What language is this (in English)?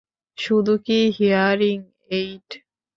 Bangla